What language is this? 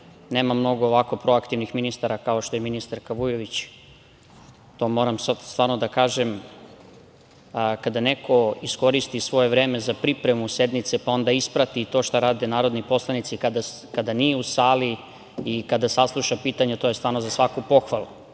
Serbian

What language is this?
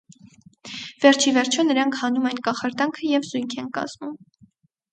Armenian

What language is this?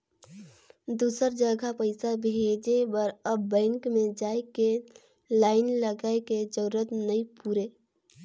Chhattisgarhi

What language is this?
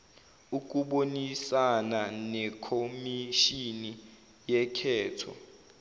Zulu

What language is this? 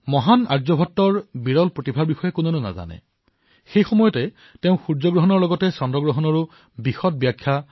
Assamese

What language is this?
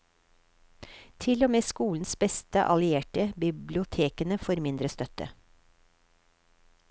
Norwegian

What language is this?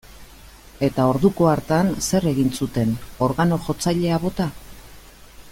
Basque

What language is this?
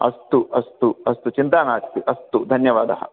Sanskrit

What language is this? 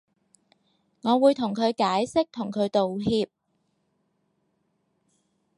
Cantonese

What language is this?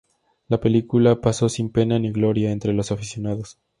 Spanish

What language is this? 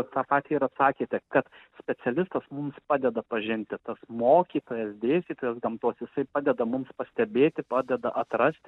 Lithuanian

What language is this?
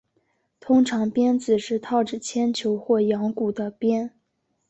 Chinese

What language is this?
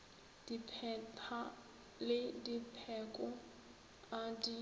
Northern Sotho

